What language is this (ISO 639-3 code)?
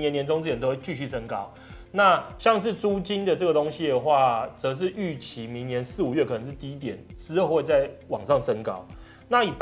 zho